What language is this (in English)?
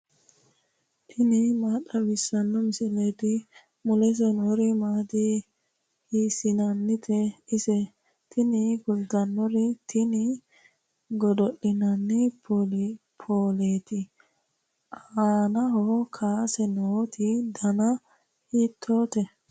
Sidamo